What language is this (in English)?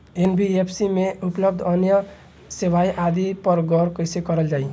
Bhojpuri